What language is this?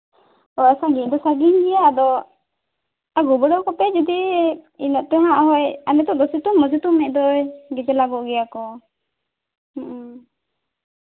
Santali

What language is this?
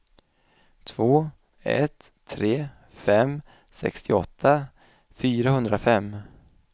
Swedish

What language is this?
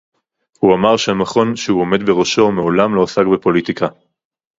Hebrew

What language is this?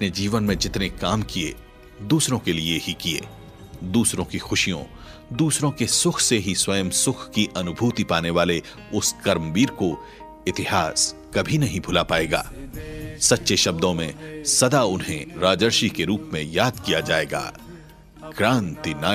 Hindi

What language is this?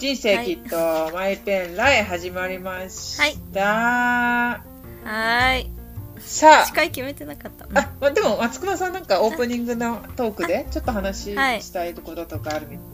Japanese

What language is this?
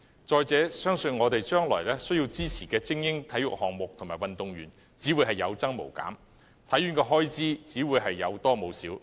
Cantonese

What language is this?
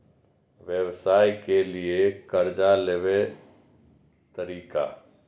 Maithili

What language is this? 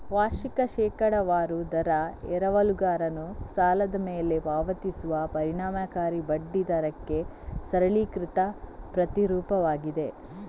Kannada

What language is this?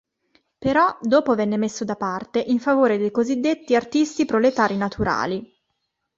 Italian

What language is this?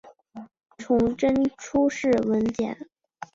Chinese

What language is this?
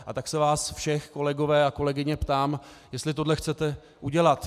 Czech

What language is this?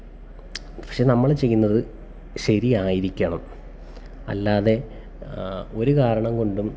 Malayalam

